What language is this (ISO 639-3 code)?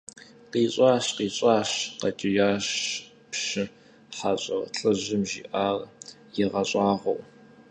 kbd